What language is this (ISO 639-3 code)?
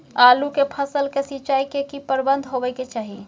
mai